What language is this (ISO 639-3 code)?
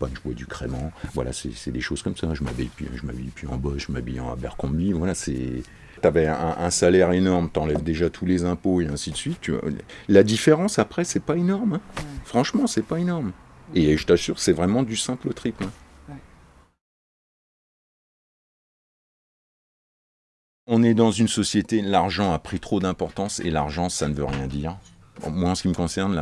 fra